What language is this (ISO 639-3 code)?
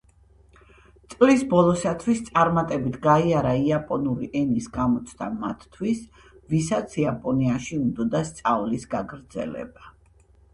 kat